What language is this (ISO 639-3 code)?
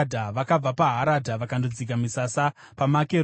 sna